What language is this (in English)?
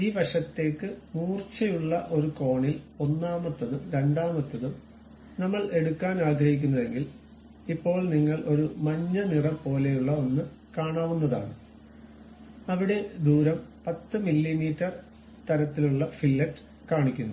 Malayalam